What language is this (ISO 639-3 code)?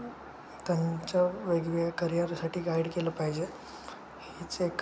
mar